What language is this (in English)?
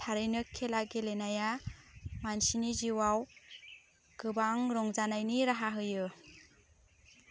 Bodo